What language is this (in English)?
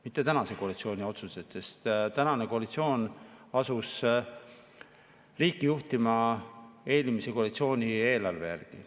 Estonian